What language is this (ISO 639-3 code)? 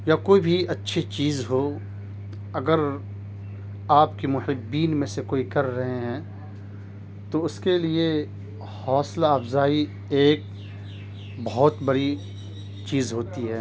urd